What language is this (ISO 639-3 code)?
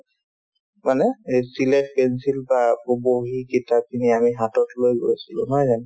asm